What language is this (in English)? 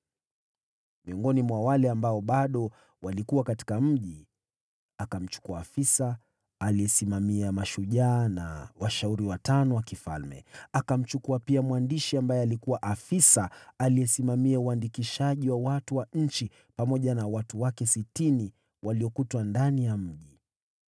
Swahili